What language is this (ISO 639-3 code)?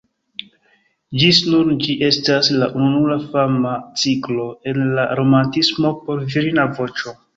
epo